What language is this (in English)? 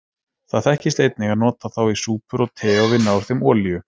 Icelandic